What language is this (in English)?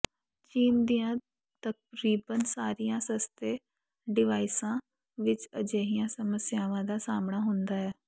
Punjabi